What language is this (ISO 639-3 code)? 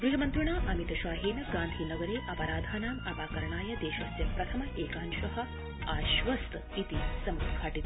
san